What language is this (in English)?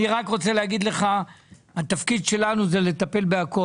Hebrew